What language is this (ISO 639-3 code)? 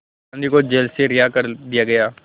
hin